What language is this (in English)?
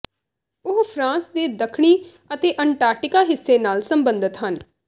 Punjabi